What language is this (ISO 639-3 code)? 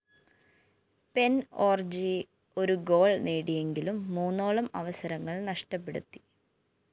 mal